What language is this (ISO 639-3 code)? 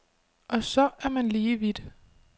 dan